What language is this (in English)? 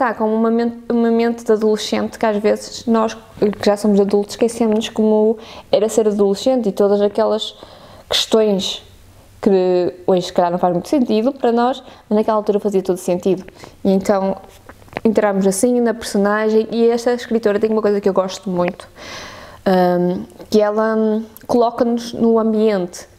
Portuguese